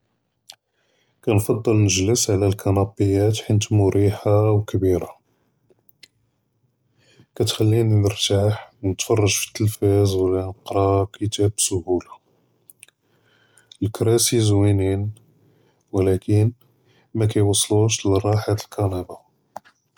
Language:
Judeo-Arabic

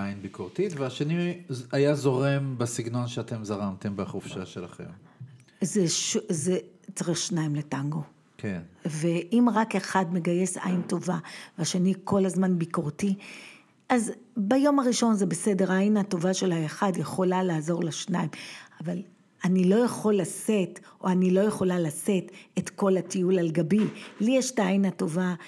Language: Hebrew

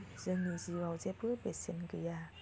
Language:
Bodo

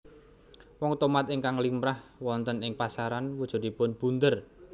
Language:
Javanese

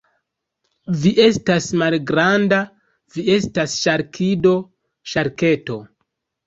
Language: Esperanto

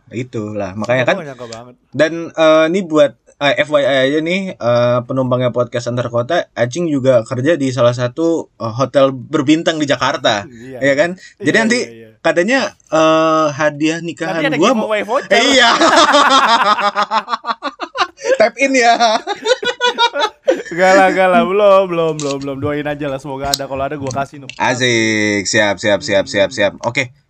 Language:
Indonesian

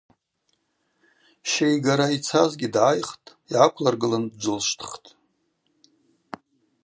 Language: Abaza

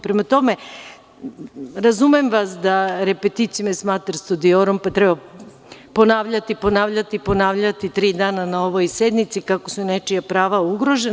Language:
Serbian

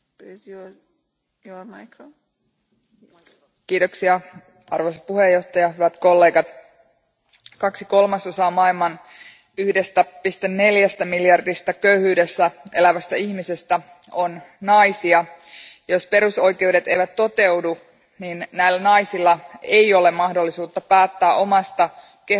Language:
Finnish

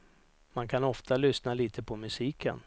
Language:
Swedish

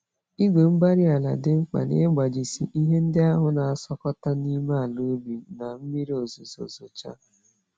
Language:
Igbo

